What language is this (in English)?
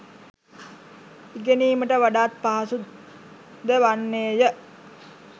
Sinhala